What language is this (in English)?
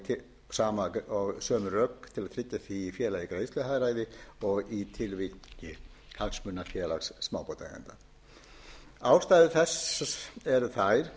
Icelandic